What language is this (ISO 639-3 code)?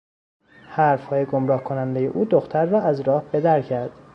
fas